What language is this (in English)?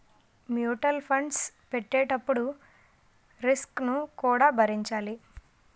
Telugu